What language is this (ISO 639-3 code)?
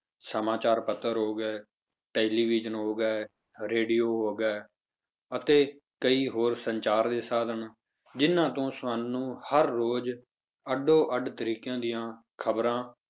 pan